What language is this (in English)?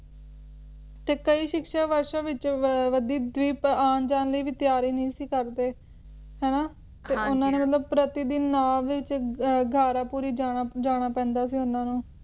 Punjabi